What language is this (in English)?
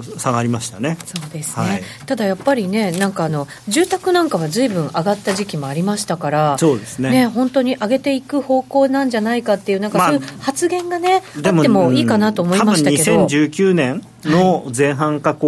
Japanese